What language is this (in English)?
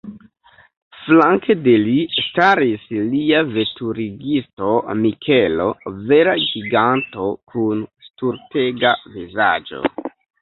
Esperanto